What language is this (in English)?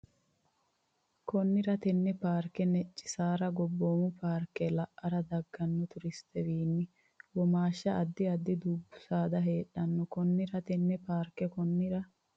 Sidamo